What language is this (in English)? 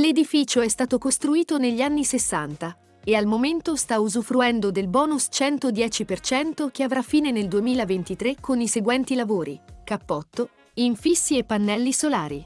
Italian